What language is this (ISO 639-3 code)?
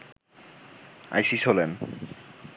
ben